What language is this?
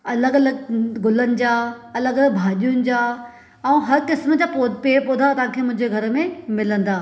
Sindhi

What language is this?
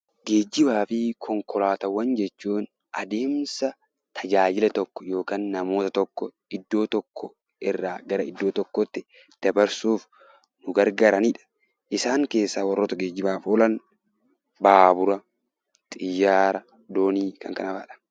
Oromo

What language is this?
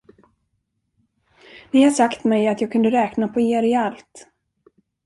Swedish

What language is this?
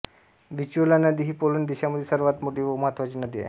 Marathi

